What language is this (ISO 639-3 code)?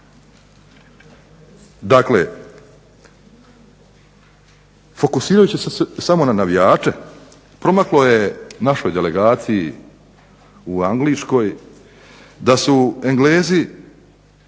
hrv